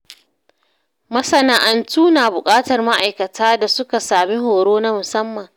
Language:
Hausa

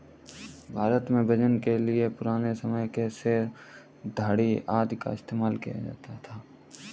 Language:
Hindi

